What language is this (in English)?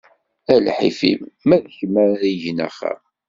Kabyle